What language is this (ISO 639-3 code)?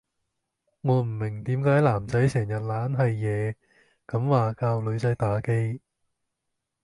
yue